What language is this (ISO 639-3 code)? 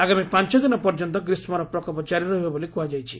ori